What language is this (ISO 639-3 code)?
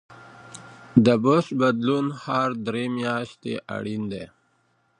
pus